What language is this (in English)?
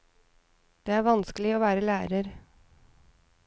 Norwegian